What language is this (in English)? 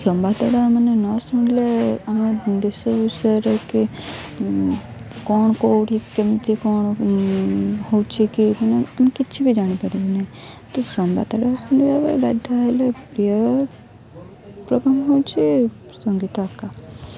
Odia